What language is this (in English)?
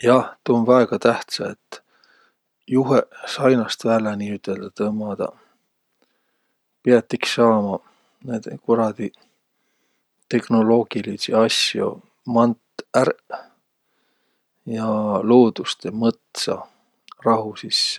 Võro